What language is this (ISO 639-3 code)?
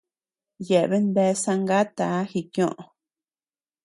cux